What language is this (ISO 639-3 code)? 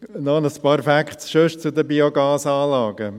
gsw